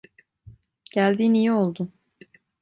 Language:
Turkish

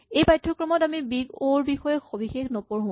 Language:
Assamese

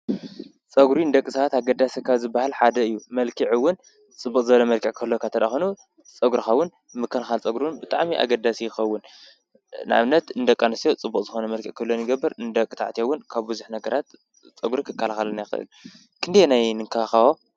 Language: Tigrinya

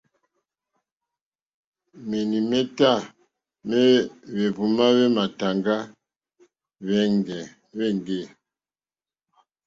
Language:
Mokpwe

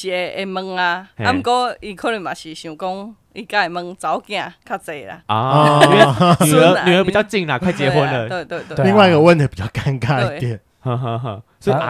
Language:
Chinese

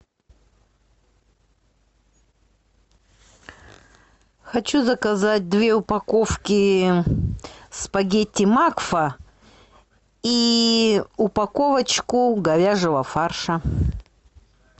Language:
Russian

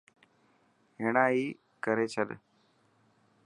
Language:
Dhatki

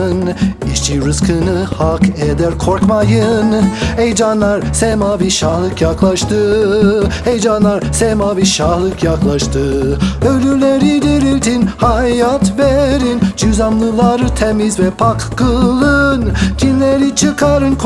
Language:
Turkish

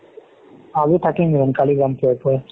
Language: Assamese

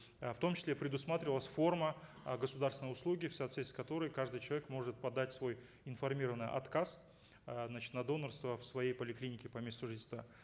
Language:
Kazakh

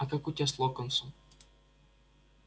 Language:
Russian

